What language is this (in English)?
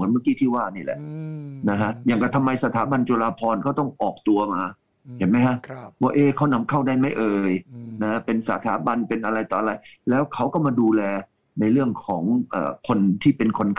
Thai